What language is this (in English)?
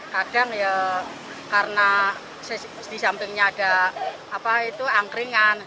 Indonesian